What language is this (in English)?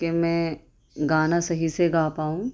Urdu